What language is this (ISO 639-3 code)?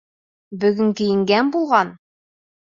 bak